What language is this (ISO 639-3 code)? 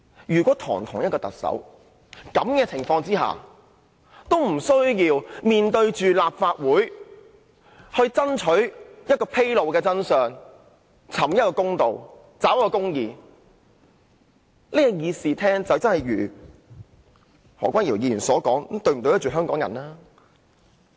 yue